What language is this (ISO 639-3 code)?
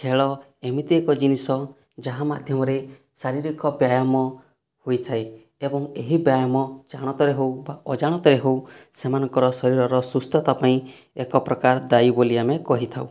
ori